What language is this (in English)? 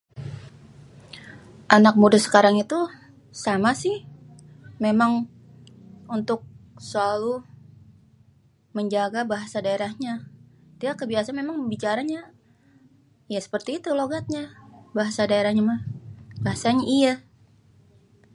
Betawi